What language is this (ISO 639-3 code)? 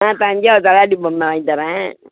tam